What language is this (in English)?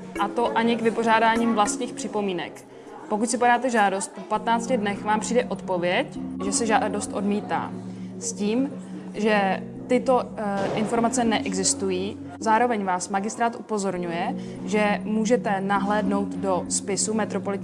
Czech